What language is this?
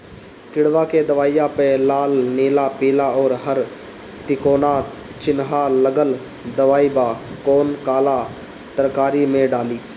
Bhojpuri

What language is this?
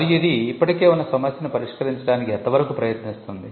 Telugu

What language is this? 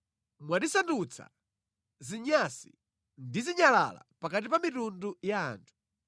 Nyanja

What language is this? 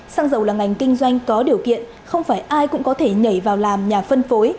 Vietnamese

